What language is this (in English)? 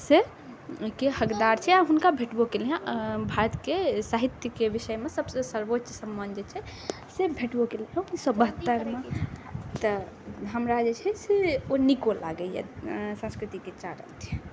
Maithili